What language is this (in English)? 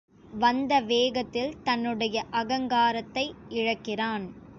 Tamil